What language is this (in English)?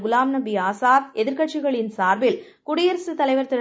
Tamil